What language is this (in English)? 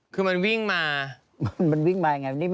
Thai